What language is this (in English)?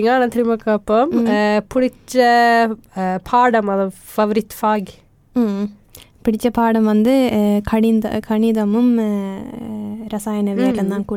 Tamil